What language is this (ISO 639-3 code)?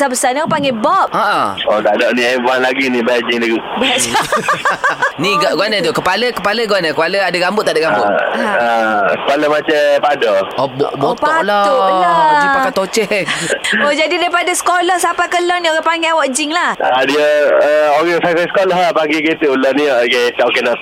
msa